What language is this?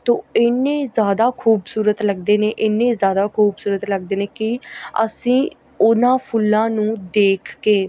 Punjabi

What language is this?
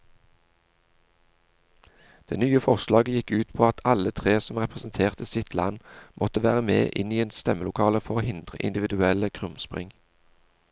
Norwegian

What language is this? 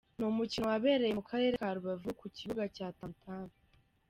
Kinyarwanda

